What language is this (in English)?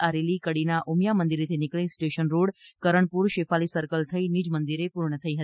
Gujarati